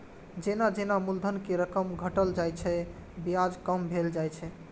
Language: Maithili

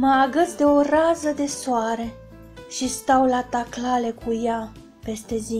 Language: Romanian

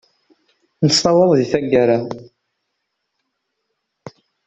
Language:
Kabyle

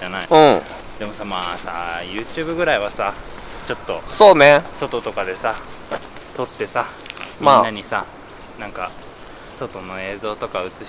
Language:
Japanese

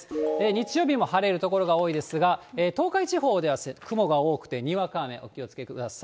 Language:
Japanese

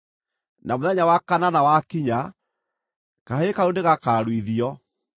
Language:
Kikuyu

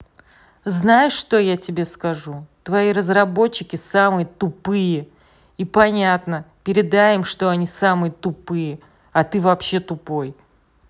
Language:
Russian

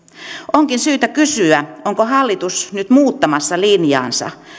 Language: Finnish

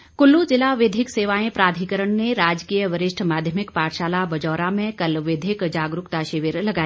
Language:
Hindi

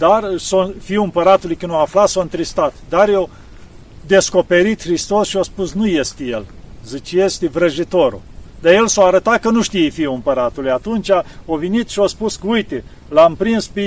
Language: Romanian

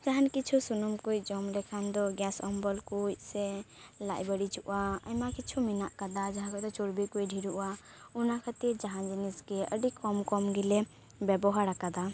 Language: Santali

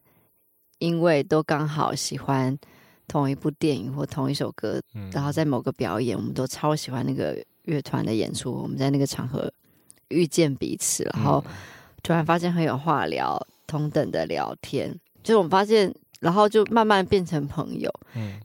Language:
Chinese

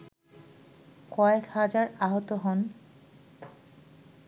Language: Bangla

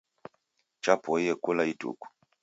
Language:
Taita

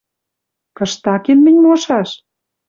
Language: Western Mari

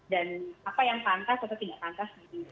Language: Indonesian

